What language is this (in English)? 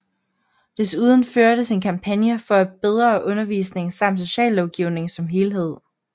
Danish